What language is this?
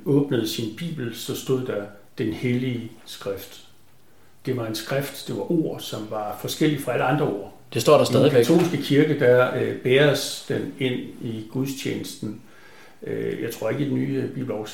Danish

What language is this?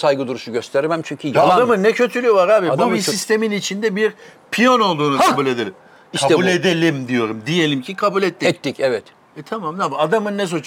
Turkish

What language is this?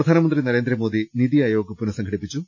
Malayalam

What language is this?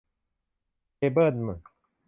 Thai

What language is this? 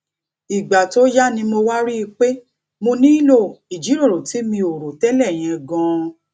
Yoruba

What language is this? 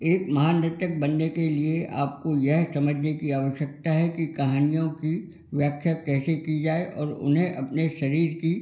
Hindi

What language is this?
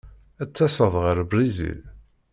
Kabyle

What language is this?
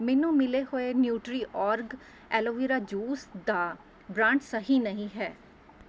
Punjabi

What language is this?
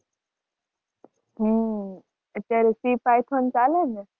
Gujarati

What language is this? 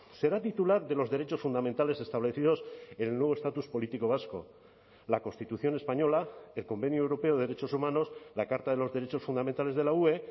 Spanish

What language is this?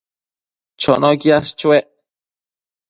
Matsés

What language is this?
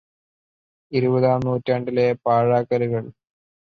Malayalam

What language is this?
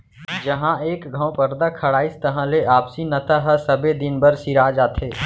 Chhattisgarhi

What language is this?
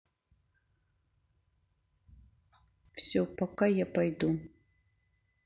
Russian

